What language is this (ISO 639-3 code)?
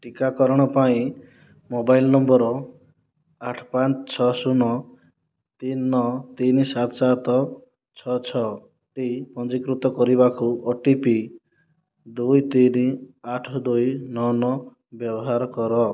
ori